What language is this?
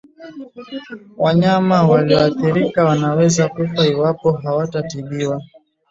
Swahili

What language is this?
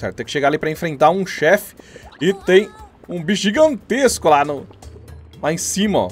Portuguese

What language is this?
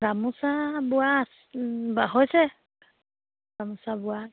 Assamese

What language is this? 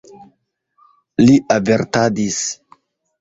Esperanto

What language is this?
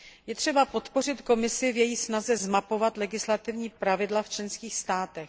Czech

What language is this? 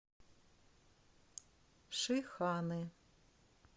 Russian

